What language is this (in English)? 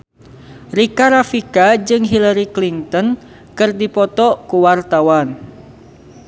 Sundanese